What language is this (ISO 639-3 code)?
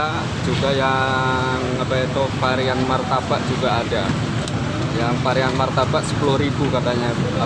ind